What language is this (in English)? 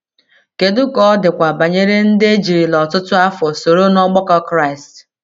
Igbo